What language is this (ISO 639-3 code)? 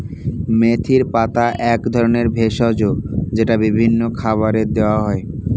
ben